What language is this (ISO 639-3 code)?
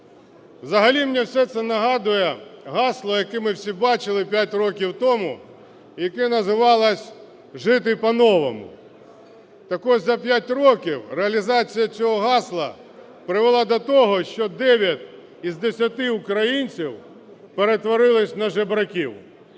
ukr